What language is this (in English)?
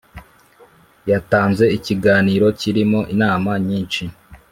Kinyarwanda